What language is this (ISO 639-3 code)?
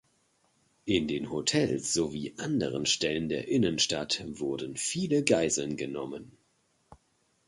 deu